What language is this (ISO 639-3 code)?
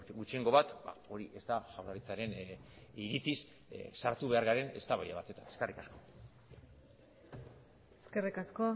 eus